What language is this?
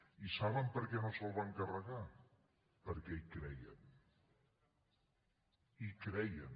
Catalan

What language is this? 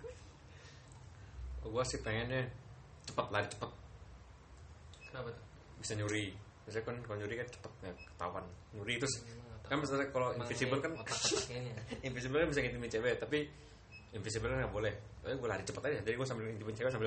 Indonesian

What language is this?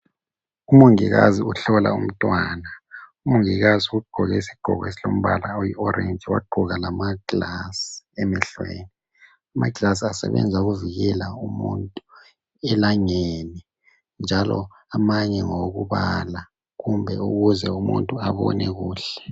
North Ndebele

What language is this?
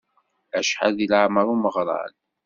Kabyle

